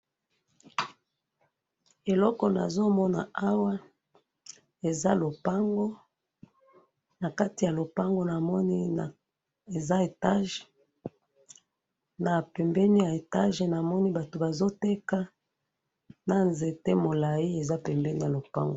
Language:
Lingala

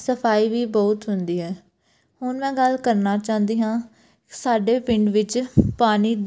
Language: Punjabi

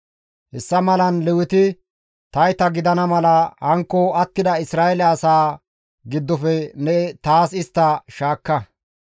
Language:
Gamo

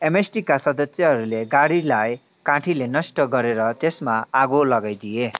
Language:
Nepali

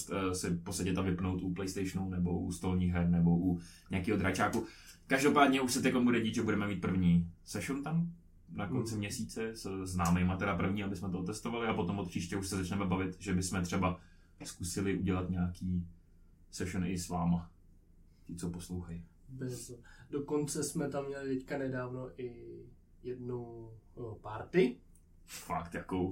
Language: Czech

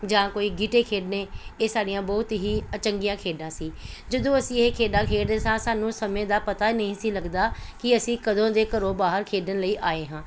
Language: Punjabi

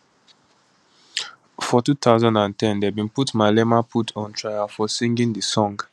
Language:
Nigerian Pidgin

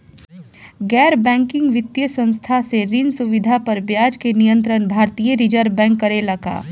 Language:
Bhojpuri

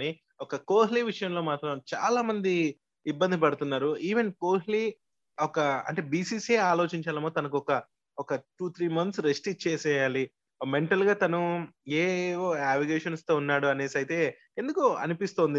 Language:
Telugu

